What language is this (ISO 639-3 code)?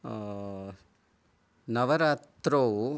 san